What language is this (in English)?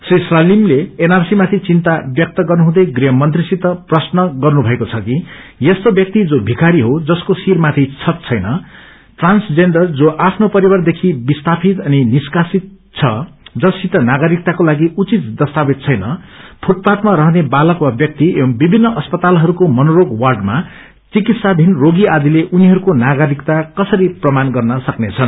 Nepali